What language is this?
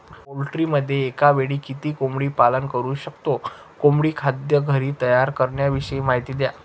Marathi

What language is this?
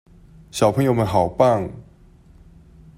Chinese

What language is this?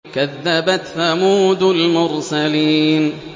Arabic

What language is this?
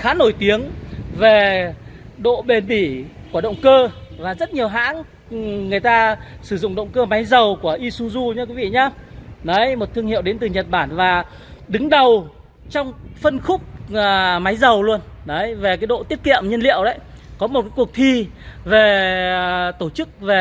Vietnamese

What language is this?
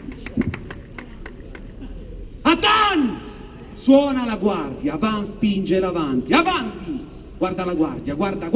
Italian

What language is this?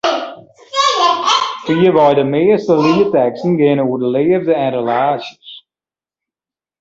Western Frisian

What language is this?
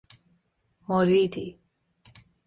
Persian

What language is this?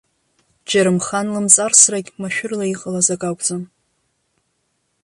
Abkhazian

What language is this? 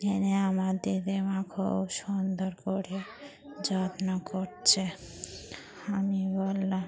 Bangla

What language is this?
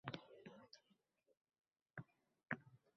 Uzbek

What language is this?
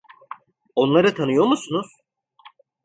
Turkish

